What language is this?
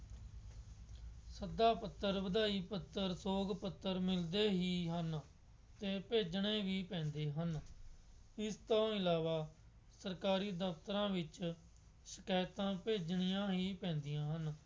Punjabi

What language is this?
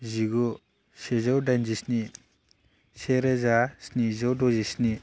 Bodo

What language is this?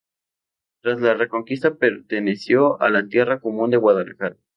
Spanish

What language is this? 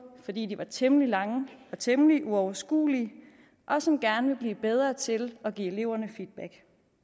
Danish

